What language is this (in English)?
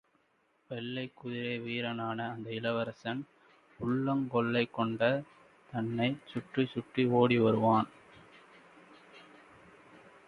Tamil